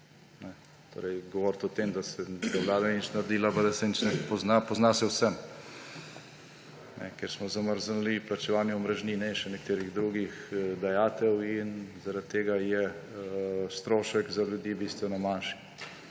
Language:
Slovenian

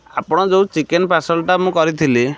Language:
Odia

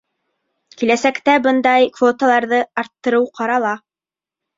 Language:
Bashkir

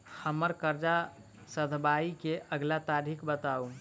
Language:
Maithili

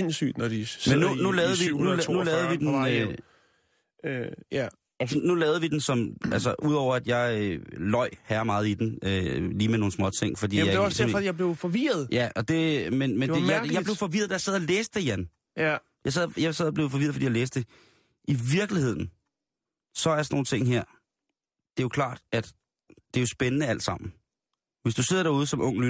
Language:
Danish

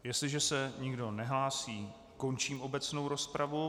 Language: Czech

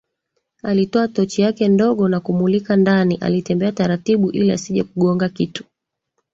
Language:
Swahili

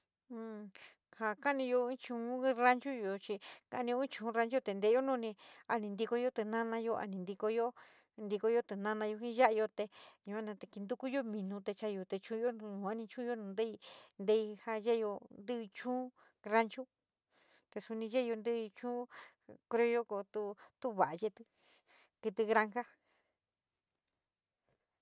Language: San Miguel El Grande Mixtec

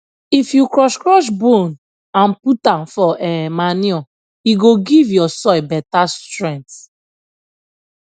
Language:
Nigerian Pidgin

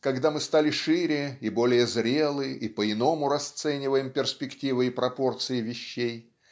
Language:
Russian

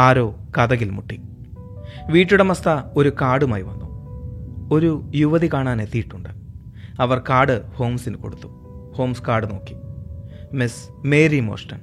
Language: Malayalam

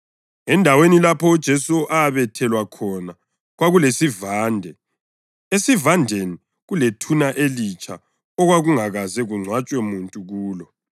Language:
North Ndebele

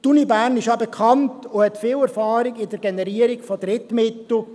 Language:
Swiss German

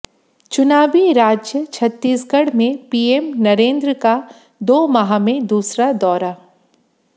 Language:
Hindi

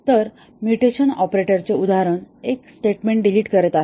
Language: Marathi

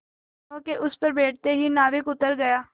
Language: Hindi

